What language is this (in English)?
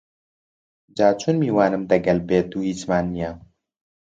Central Kurdish